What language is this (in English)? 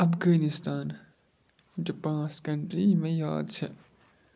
Kashmiri